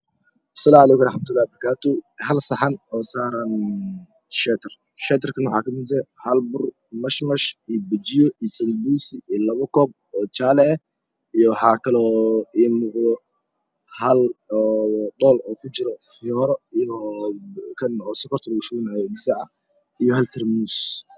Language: Somali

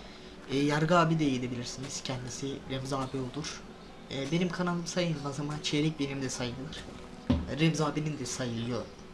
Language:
Turkish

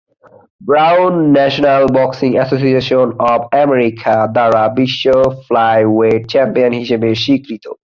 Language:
Bangla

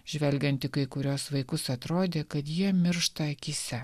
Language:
Lithuanian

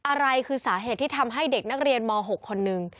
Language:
Thai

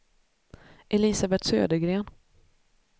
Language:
Swedish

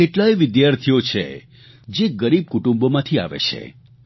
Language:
Gujarati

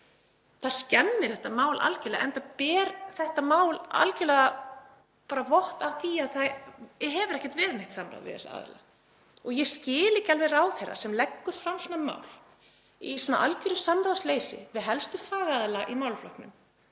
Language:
Icelandic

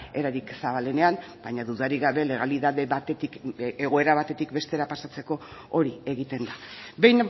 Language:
Basque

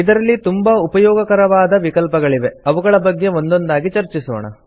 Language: Kannada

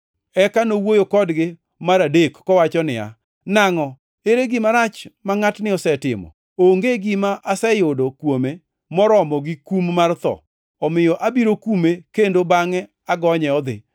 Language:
Luo (Kenya and Tanzania)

